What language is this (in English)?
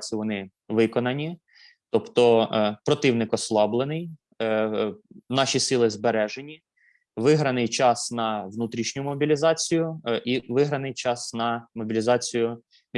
Ukrainian